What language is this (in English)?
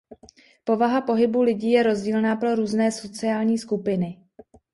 Czech